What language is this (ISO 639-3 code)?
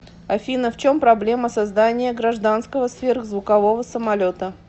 rus